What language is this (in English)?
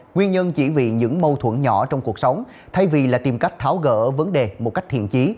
Vietnamese